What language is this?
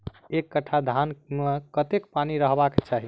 Maithili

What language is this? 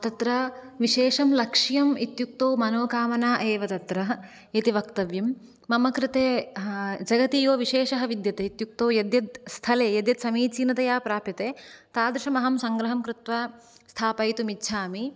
Sanskrit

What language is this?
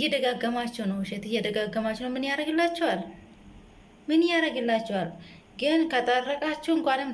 Indonesian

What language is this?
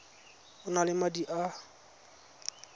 Tswana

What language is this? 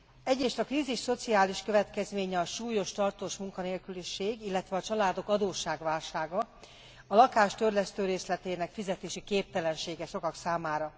Hungarian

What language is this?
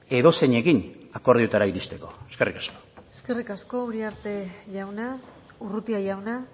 Basque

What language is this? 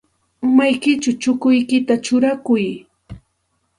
Santa Ana de Tusi Pasco Quechua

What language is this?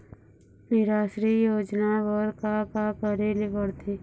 Chhattisgarhi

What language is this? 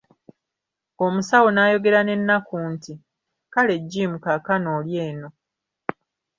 Ganda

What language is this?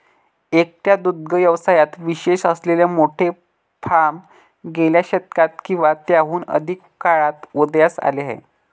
Marathi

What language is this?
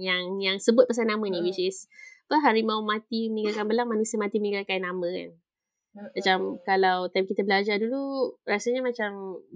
Malay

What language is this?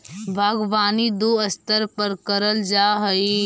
Magahi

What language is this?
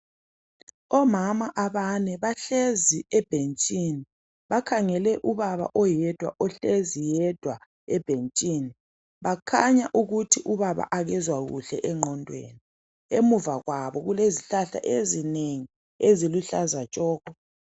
North Ndebele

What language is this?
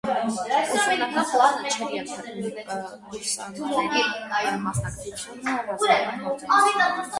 Armenian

